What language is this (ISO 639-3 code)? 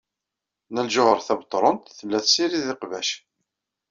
kab